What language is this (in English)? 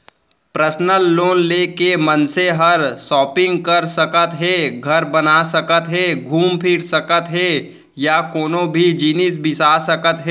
Chhattisgarhi